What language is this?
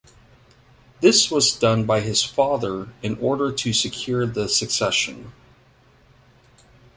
English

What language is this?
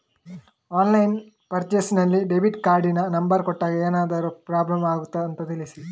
Kannada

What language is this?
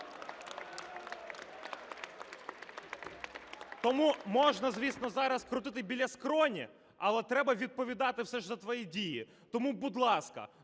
Ukrainian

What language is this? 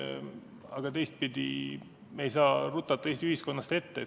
Estonian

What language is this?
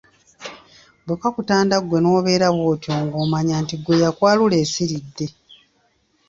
Ganda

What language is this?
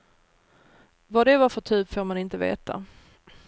Swedish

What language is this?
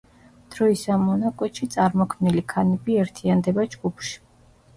Georgian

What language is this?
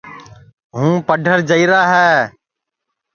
Sansi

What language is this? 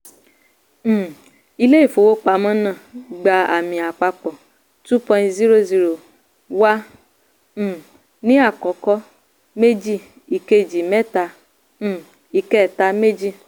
Yoruba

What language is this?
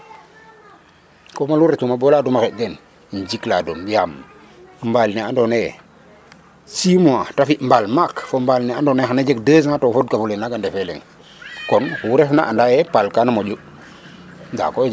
Serer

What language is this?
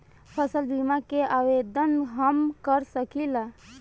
Bhojpuri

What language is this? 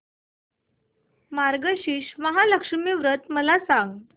Marathi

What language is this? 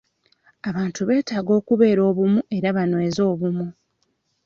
Ganda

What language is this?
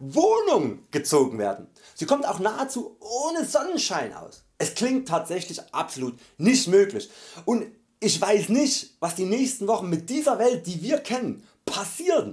German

